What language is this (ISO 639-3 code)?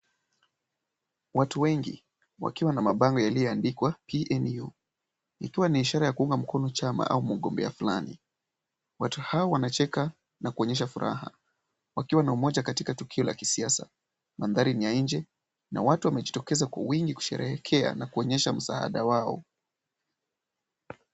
swa